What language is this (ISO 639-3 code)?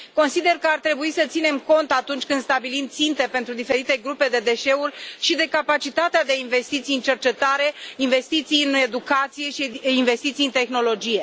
ron